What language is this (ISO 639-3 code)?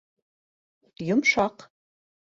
bak